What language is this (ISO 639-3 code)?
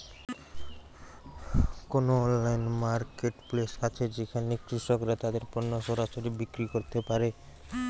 ben